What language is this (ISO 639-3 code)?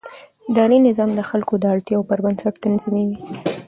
pus